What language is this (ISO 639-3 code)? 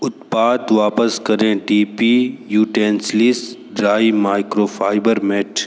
hin